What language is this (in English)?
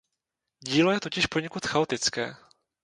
Czech